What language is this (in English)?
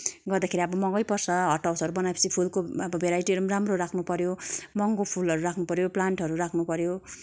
Nepali